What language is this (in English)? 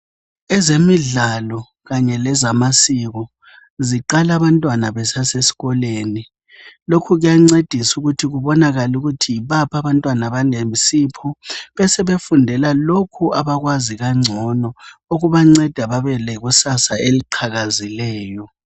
North Ndebele